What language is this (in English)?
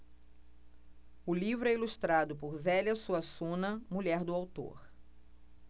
Portuguese